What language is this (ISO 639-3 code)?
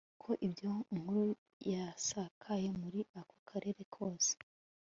kin